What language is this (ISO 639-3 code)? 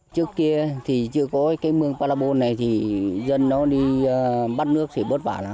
vie